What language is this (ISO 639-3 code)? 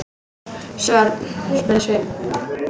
isl